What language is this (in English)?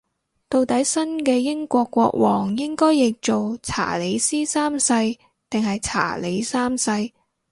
Cantonese